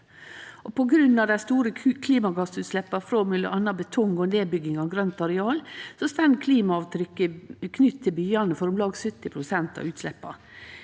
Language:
Norwegian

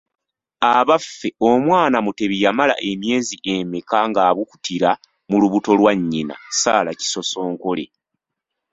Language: Ganda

